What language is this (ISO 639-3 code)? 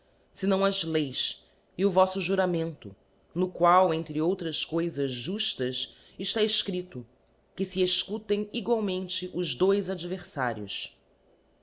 por